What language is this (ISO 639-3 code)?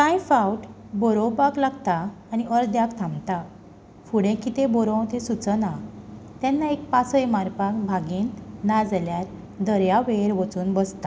kok